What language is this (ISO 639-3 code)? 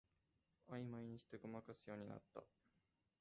jpn